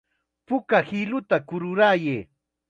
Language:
Chiquián Ancash Quechua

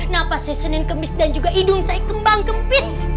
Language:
Indonesian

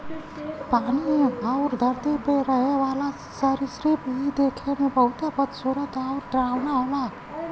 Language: Bhojpuri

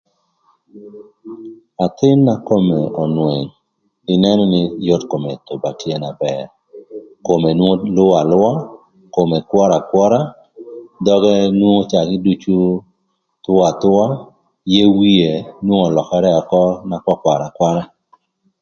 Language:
Thur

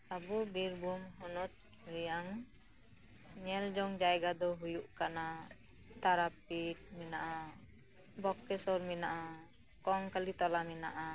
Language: Santali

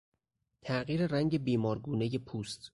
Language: Persian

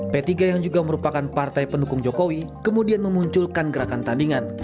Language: Indonesian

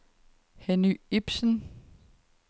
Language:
Danish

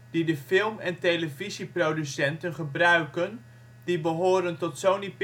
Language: Dutch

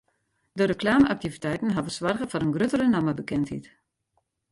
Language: Western Frisian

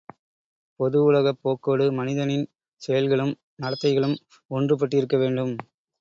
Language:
Tamil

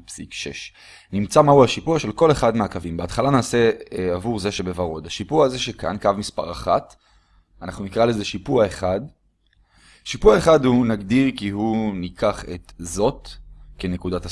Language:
Hebrew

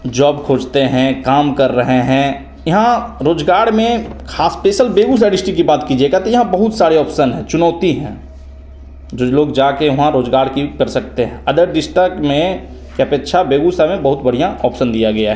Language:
Hindi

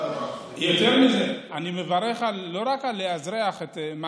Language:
Hebrew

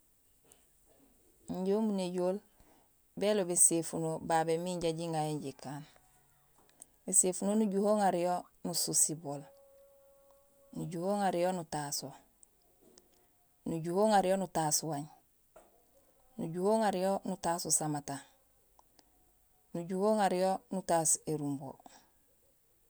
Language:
Gusilay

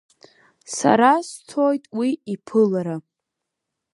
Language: Abkhazian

